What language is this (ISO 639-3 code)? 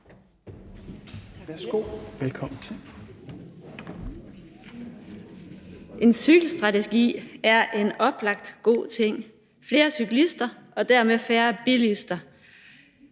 dan